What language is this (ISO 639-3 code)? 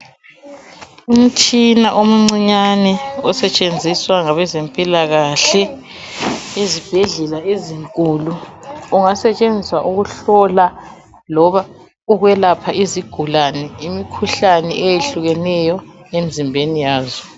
nde